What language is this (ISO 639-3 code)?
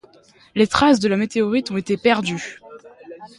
fra